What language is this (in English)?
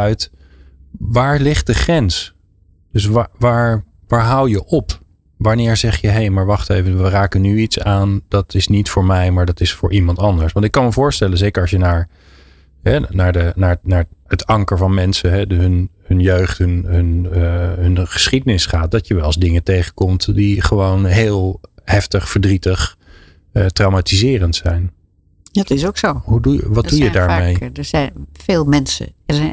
Dutch